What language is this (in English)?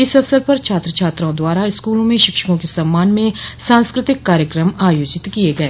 Hindi